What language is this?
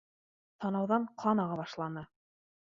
Bashkir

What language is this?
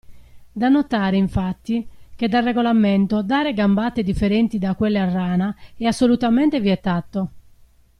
Italian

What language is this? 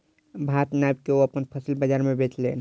Maithili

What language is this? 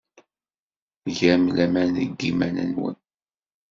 Kabyle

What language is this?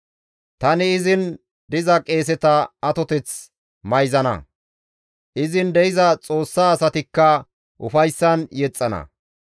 Gamo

